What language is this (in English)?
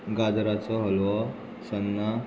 Konkani